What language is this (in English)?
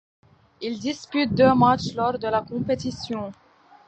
French